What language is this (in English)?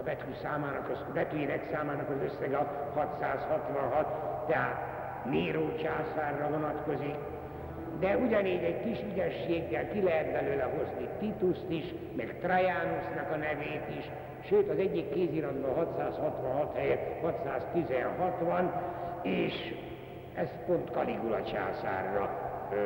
Hungarian